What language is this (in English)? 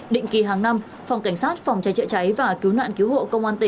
Vietnamese